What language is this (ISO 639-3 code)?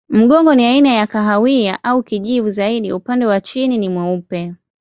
swa